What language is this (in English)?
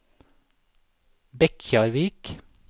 Norwegian